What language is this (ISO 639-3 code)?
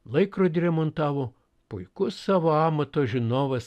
lit